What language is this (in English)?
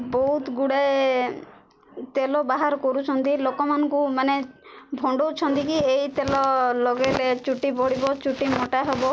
Odia